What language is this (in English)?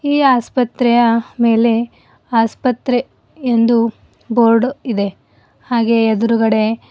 Kannada